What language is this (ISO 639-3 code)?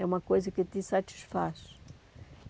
por